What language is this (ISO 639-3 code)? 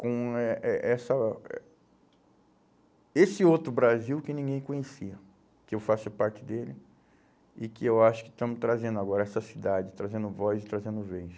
por